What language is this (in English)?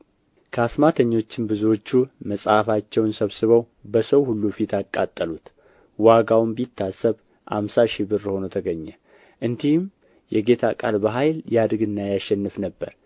Amharic